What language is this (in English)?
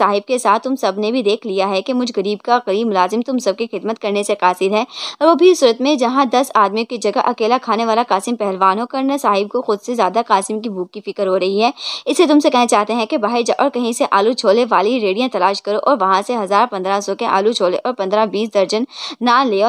Hindi